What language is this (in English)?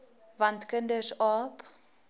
Afrikaans